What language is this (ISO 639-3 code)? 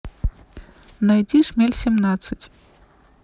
rus